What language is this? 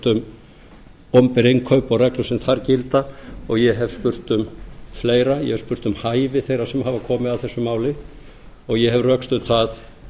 Icelandic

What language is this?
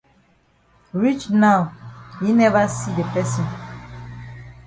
Cameroon Pidgin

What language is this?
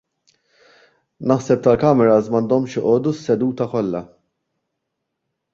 Maltese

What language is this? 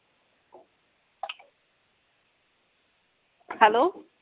Punjabi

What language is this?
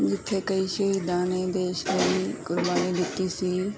Punjabi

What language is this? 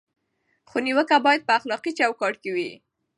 Pashto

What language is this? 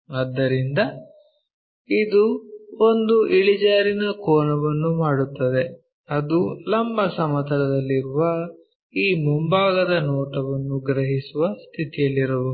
Kannada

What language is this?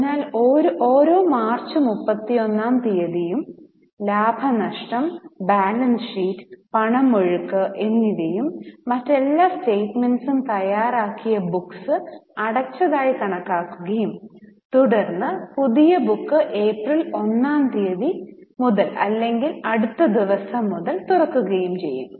Malayalam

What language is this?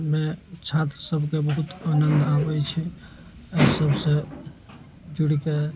Maithili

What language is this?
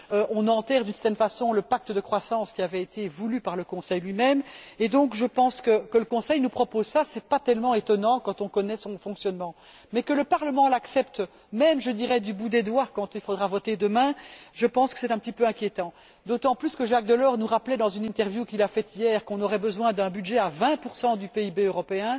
French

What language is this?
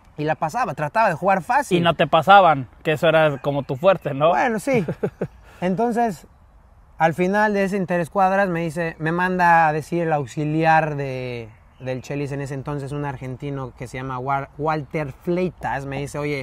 Spanish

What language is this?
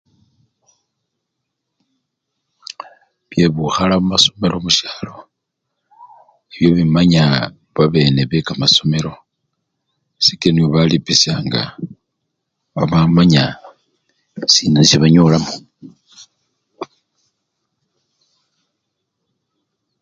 Luyia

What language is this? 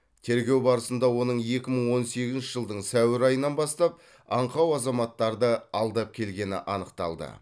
Kazakh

